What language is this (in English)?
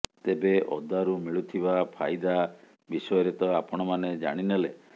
Odia